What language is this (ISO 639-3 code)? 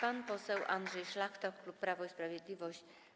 pol